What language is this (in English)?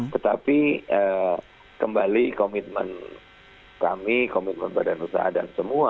Indonesian